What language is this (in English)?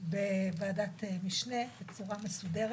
Hebrew